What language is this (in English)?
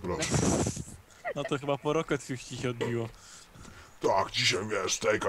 Polish